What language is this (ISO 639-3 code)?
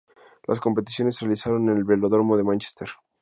spa